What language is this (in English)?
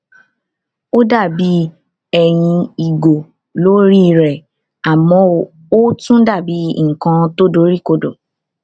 Yoruba